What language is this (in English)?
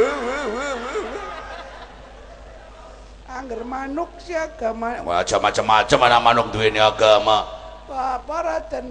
Indonesian